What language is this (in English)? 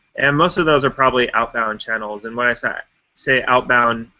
English